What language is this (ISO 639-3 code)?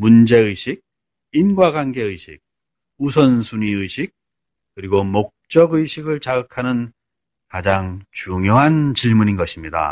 kor